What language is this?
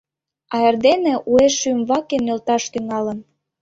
Mari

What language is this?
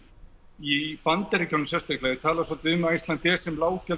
Icelandic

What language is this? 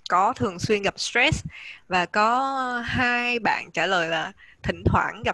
Vietnamese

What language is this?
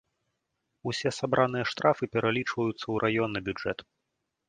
Belarusian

